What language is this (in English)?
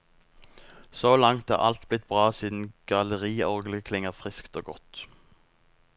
Norwegian